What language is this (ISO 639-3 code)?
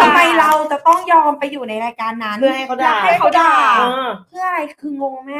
tha